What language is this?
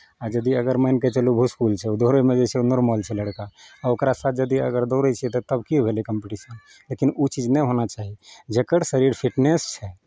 Maithili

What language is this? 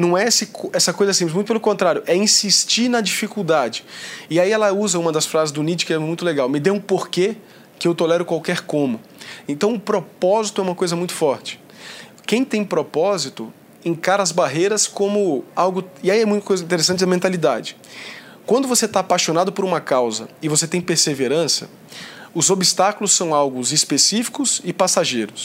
Portuguese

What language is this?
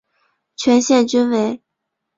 Chinese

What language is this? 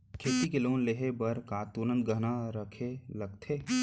Chhattisgarhi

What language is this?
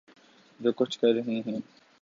Urdu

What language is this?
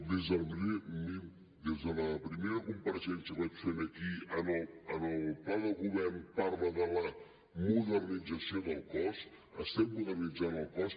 Catalan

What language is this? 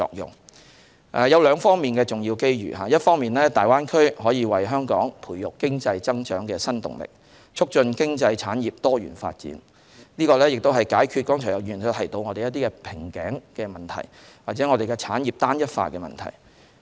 Cantonese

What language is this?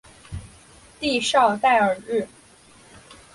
Chinese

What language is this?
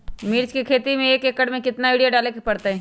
Magahi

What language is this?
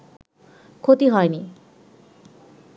Bangla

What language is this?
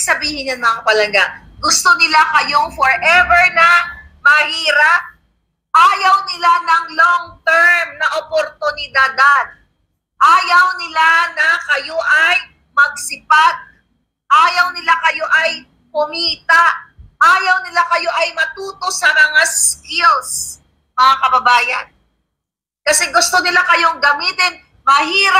Filipino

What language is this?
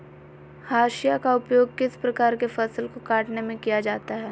Magahi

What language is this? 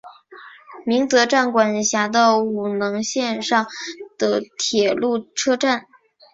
Chinese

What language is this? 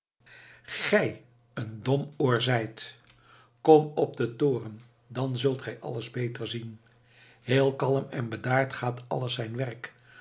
Dutch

